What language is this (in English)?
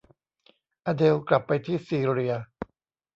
Thai